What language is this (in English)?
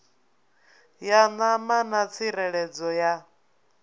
Venda